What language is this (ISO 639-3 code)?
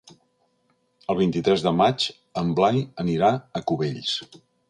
cat